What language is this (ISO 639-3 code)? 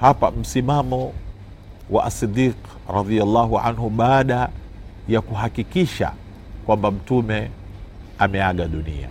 swa